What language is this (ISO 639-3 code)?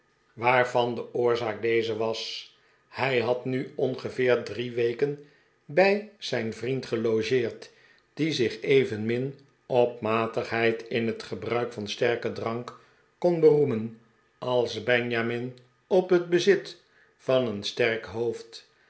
nld